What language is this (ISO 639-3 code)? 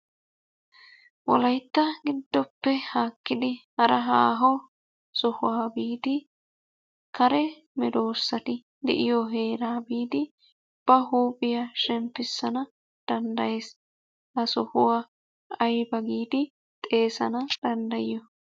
wal